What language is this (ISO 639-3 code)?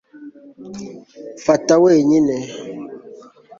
kin